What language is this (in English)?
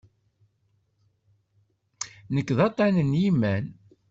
Kabyle